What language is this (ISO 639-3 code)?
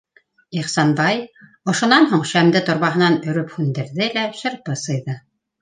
bak